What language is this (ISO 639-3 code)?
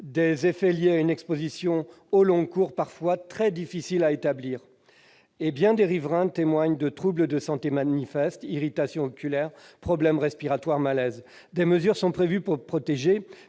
fra